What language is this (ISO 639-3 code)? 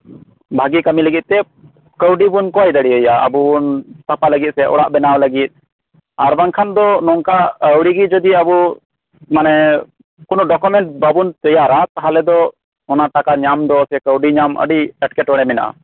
sat